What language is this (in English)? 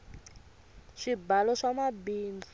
Tsonga